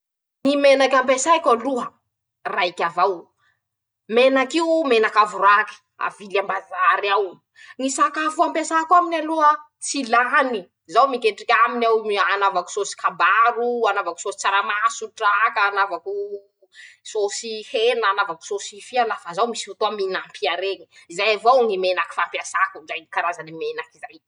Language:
Masikoro Malagasy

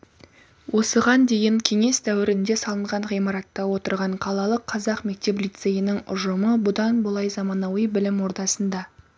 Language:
Kazakh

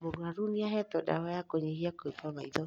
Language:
Kikuyu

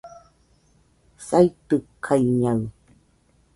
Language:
Nüpode Huitoto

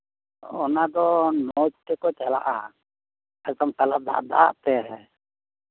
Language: Santali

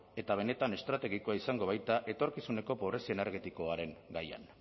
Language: Basque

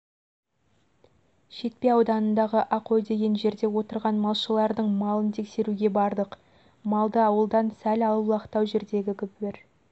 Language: Kazakh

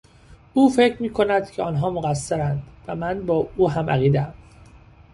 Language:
Persian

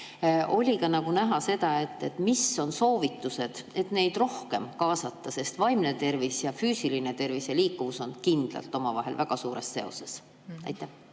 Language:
Estonian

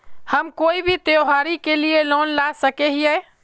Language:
Magahi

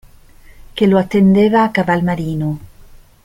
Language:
Italian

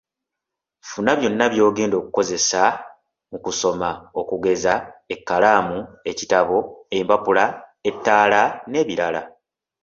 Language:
Ganda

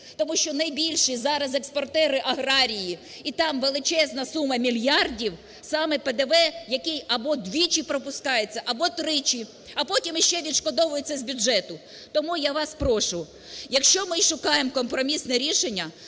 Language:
Ukrainian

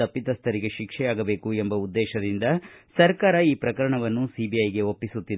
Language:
Kannada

